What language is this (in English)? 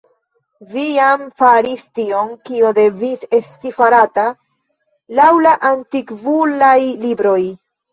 Esperanto